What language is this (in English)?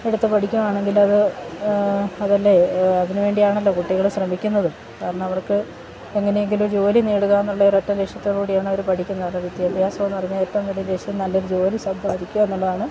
Malayalam